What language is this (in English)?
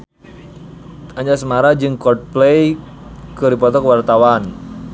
Sundanese